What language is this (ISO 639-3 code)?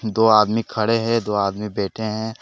hin